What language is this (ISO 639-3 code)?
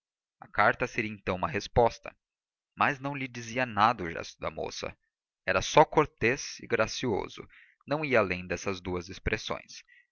por